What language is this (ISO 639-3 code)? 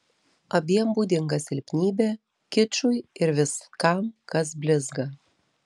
lit